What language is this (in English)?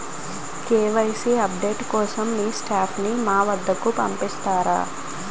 Telugu